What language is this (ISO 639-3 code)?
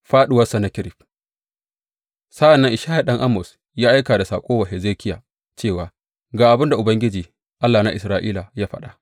hau